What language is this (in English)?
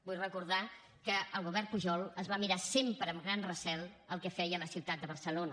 Catalan